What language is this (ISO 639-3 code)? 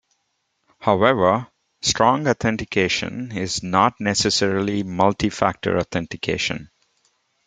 eng